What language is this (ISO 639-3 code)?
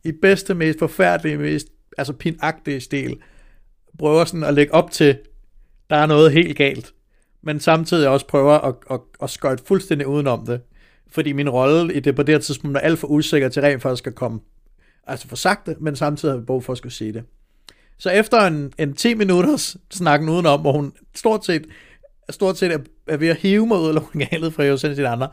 dan